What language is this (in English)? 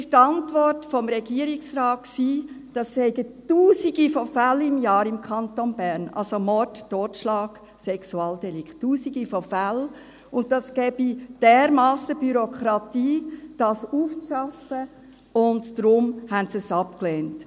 Swiss German